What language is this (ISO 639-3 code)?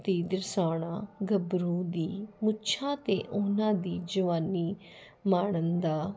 pan